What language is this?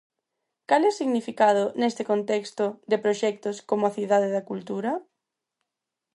Galician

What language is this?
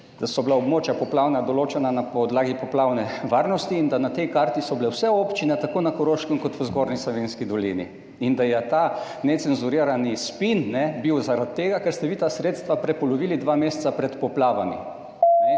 Slovenian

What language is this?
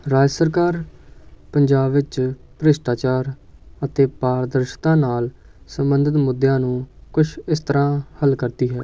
Punjabi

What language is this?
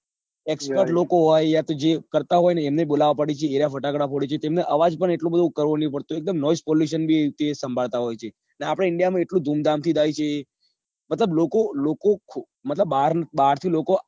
Gujarati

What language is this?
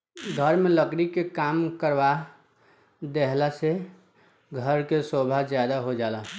Bhojpuri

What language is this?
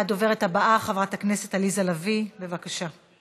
Hebrew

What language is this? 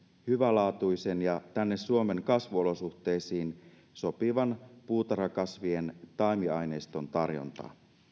Finnish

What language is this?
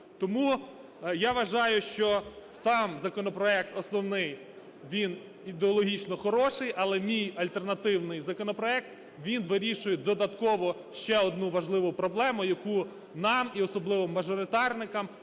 Ukrainian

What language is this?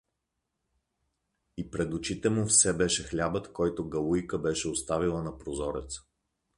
Bulgarian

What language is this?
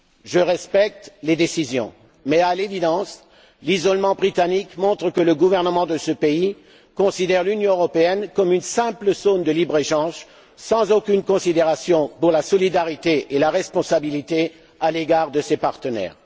French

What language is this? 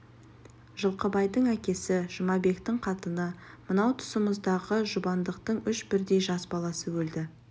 Kazakh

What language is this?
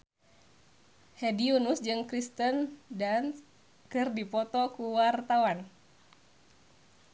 Sundanese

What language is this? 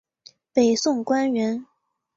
Chinese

